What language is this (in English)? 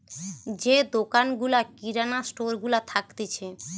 Bangla